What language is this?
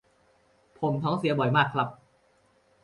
Thai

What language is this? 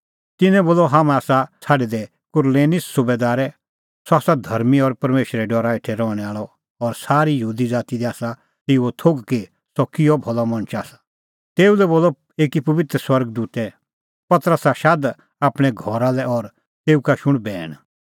Kullu Pahari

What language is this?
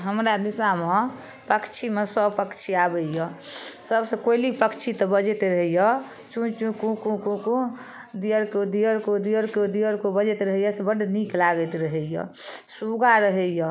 Maithili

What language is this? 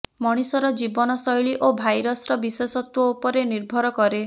Odia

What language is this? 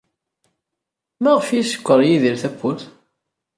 Kabyle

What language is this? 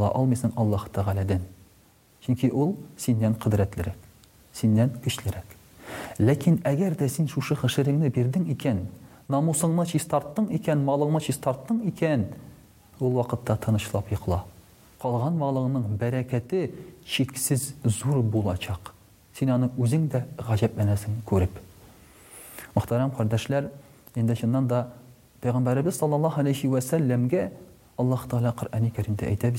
Russian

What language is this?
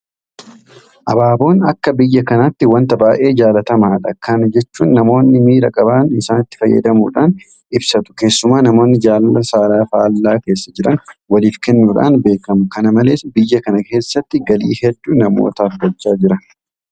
Oromo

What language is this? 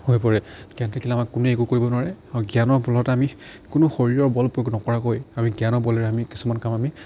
Assamese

